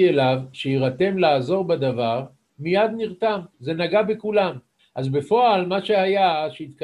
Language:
Hebrew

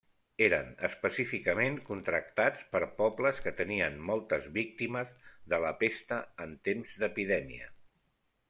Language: Catalan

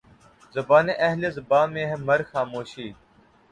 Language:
Urdu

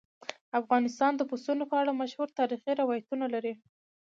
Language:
Pashto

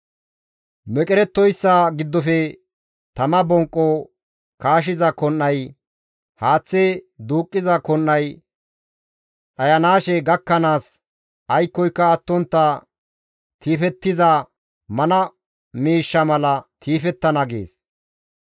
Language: Gamo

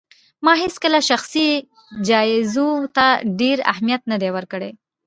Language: Pashto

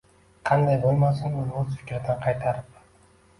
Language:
Uzbek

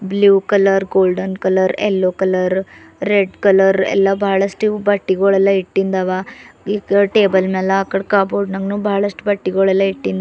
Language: Kannada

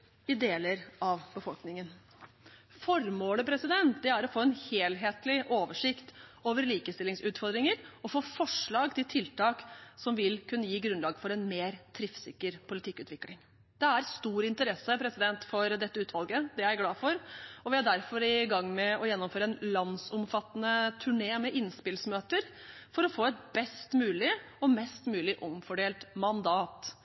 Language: Norwegian Bokmål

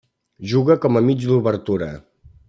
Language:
Catalan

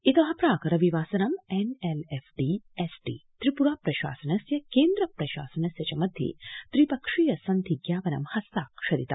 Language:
Sanskrit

